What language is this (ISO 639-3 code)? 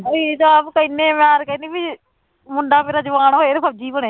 pan